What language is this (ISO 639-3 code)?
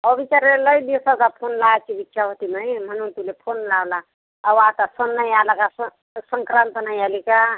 mar